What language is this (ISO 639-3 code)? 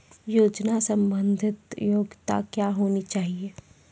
mai